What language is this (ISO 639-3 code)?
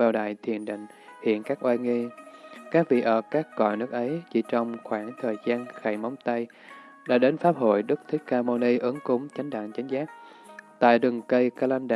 vie